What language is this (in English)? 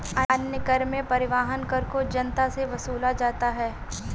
Hindi